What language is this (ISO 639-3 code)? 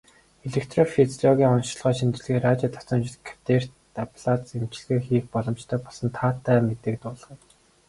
mon